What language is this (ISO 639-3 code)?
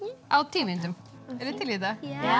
isl